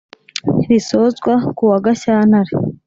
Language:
Kinyarwanda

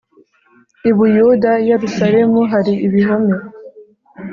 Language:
Kinyarwanda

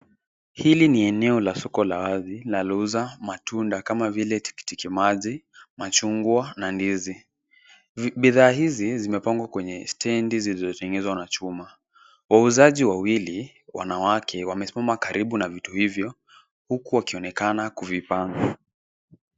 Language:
Swahili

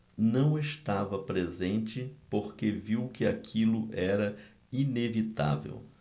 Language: Portuguese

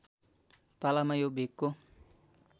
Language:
Nepali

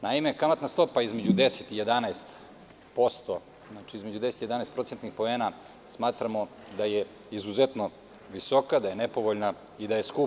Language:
Serbian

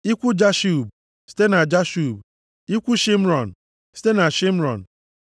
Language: Igbo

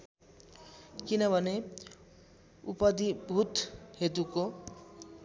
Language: Nepali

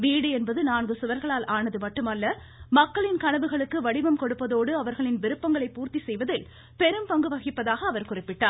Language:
Tamil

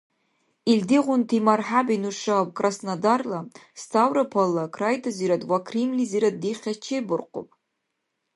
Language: Dargwa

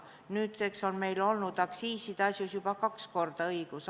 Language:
Estonian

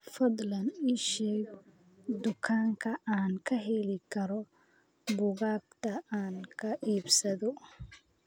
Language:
Somali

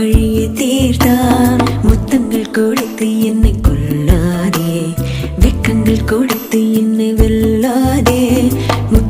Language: Tamil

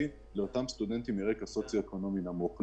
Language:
Hebrew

